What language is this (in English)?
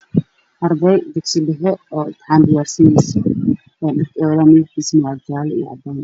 Somali